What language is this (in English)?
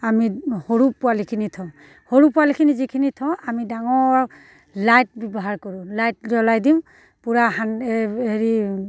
Assamese